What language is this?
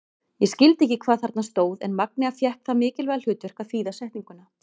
Icelandic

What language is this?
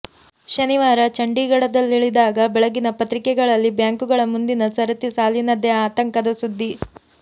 Kannada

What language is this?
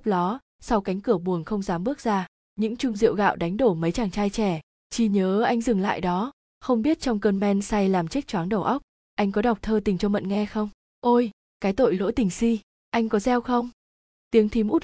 Vietnamese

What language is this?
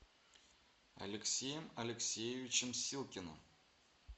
Russian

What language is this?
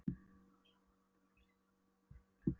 Icelandic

